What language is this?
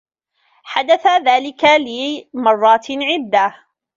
Arabic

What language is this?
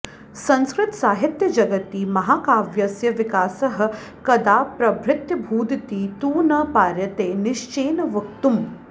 Sanskrit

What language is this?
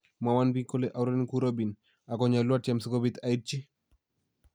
Kalenjin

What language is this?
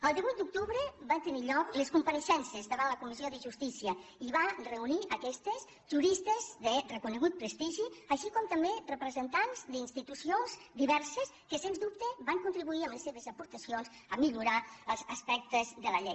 Catalan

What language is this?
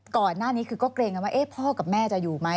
Thai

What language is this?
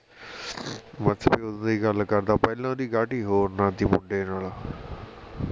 Punjabi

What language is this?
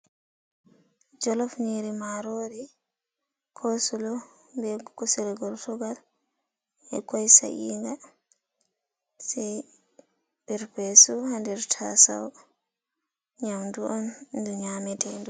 Fula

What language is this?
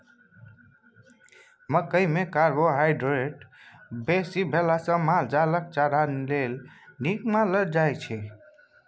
Maithili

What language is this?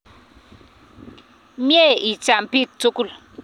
Kalenjin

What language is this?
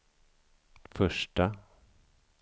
Swedish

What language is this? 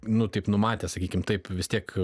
Lithuanian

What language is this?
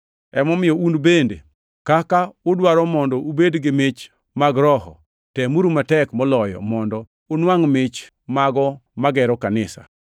Luo (Kenya and Tanzania)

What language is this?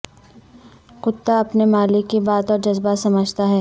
Urdu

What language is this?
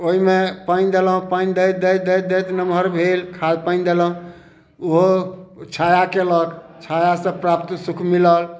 Maithili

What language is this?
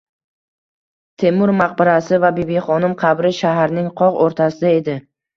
Uzbek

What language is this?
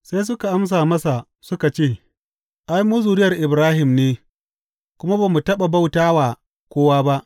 Hausa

